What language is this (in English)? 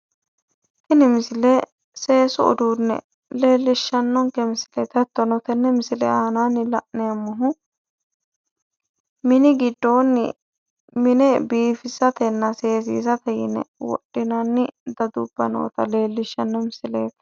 Sidamo